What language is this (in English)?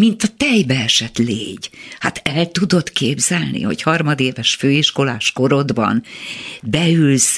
Hungarian